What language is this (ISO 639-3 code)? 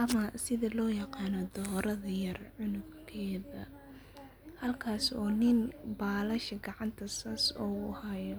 som